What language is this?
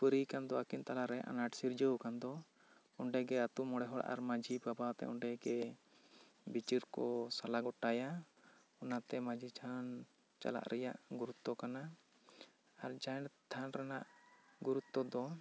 Santali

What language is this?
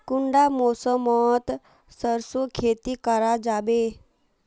Magahi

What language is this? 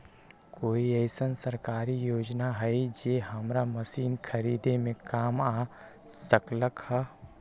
Magahi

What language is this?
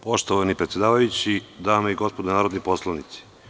Serbian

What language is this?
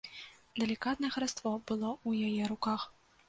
Belarusian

